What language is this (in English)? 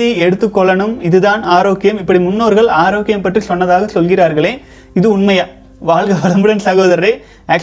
Tamil